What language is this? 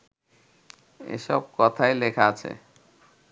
Bangla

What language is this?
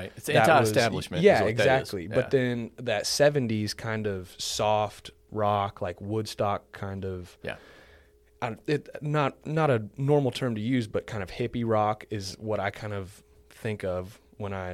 English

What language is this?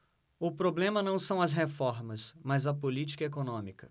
Portuguese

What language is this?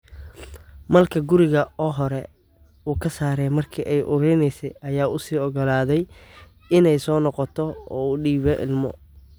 Somali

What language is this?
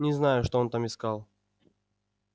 Russian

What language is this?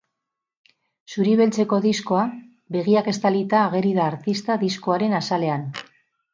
Basque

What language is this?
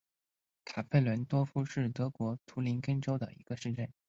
Chinese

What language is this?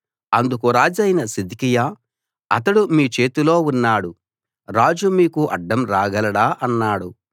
Telugu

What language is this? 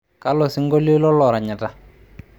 Masai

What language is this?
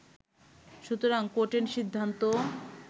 Bangla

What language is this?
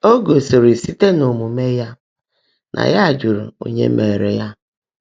Igbo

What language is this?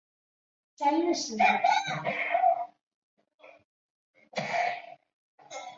Chinese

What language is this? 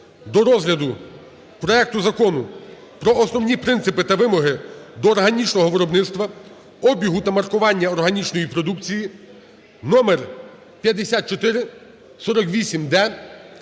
Ukrainian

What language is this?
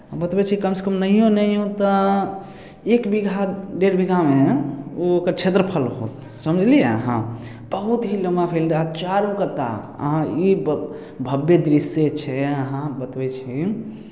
Maithili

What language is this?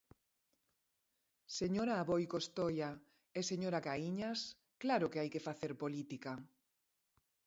Galician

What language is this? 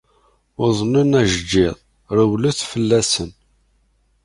Kabyle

